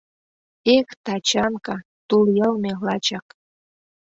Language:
Mari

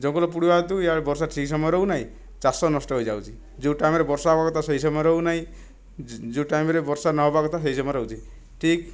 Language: Odia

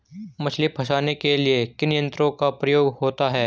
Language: Hindi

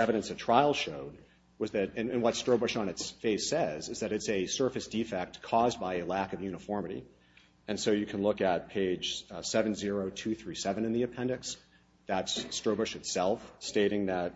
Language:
English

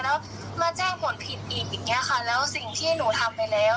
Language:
Thai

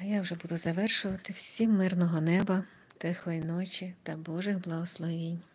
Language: Ukrainian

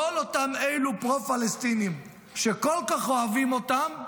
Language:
Hebrew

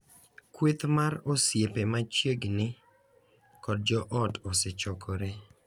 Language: Luo (Kenya and Tanzania)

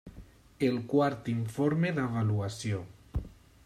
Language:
Catalan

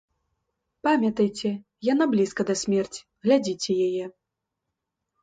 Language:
Belarusian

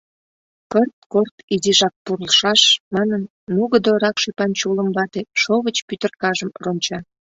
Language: Mari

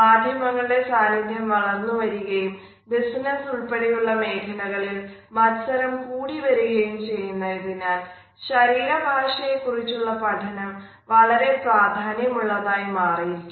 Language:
Malayalam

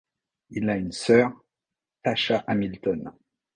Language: French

